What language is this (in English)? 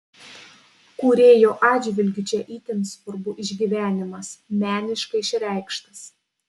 Lithuanian